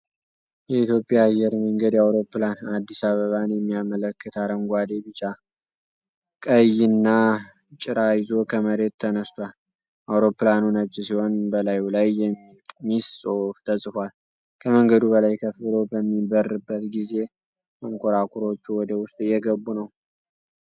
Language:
Amharic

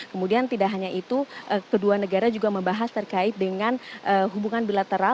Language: Indonesian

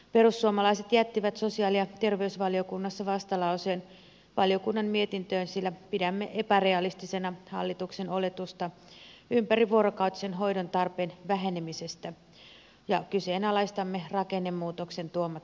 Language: Finnish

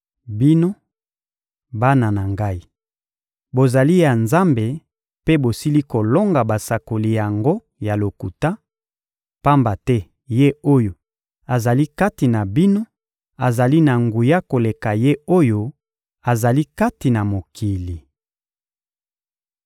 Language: Lingala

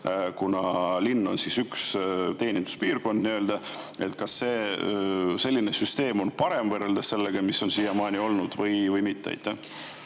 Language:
Estonian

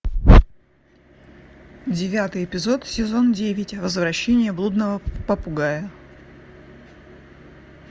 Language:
Russian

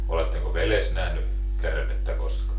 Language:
Finnish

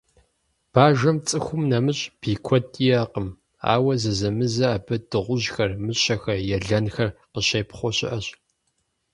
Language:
Kabardian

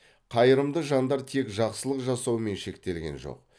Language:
Kazakh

